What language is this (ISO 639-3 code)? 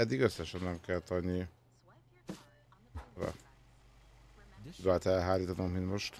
hun